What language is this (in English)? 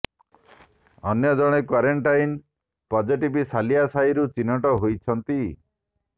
Odia